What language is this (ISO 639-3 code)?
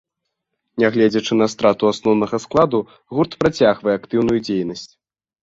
bel